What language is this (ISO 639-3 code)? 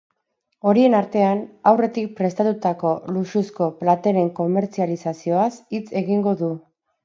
eus